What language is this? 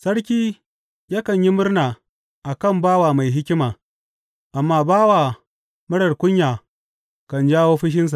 Hausa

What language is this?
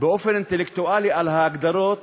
Hebrew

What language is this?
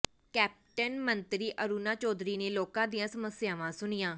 Punjabi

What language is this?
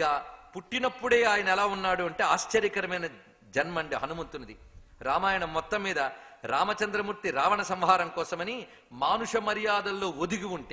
Turkish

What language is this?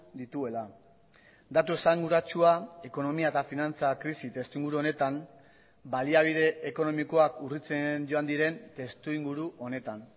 Basque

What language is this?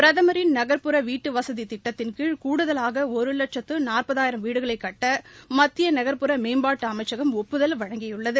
Tamil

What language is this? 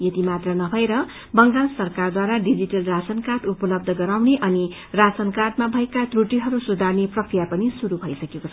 Nepali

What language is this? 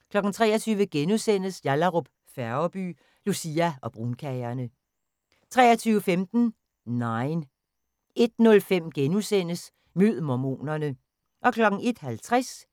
Danish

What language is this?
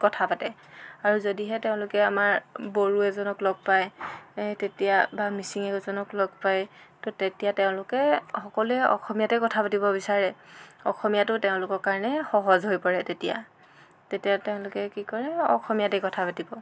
Assamese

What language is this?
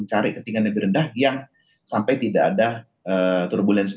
Indonesian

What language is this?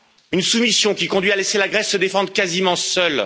French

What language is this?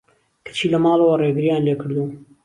Central Kurdish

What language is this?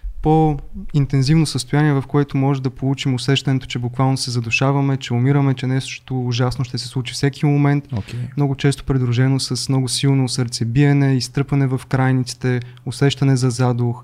Bulgarian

